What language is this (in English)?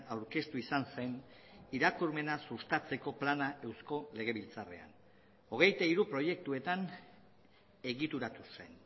Basque